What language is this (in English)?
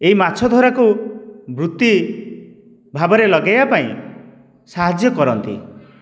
Odia